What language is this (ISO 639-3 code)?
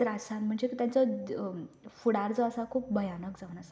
kok